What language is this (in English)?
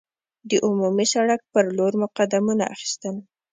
Pashto